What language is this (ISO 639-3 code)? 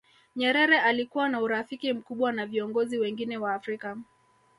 swa